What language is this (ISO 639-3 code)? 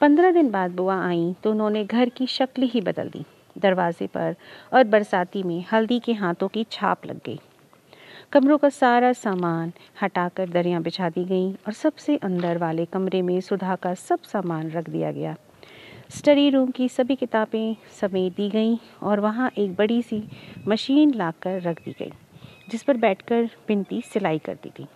hin